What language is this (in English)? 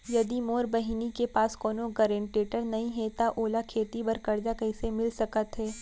Chhattisgarhi